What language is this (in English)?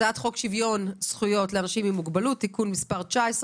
Hebrew